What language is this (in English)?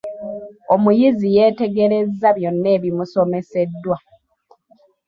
Ganda